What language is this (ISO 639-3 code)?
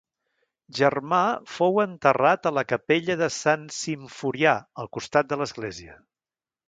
cat